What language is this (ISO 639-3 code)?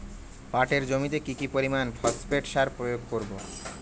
ben